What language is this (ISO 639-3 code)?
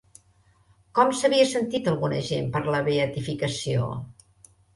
cat